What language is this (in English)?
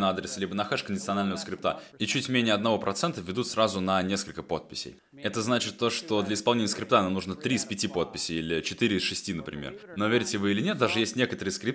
Russian